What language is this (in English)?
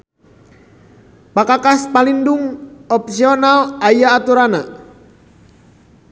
Sundanese